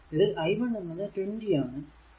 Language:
Malayalam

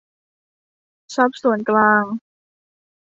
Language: Thai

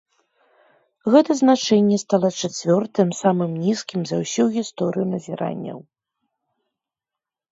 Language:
Belarusian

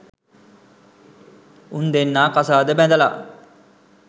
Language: Sinhala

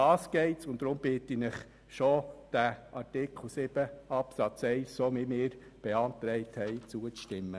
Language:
Swiss German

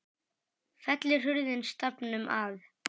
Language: Icelandic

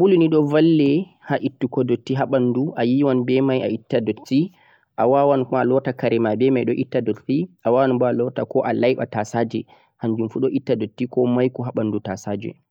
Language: Central-Eastern Niger Fulfulde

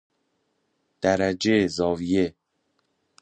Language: Persian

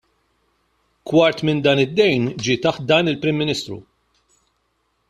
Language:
Maltese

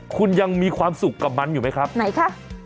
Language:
Thai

